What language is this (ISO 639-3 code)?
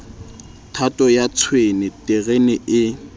sot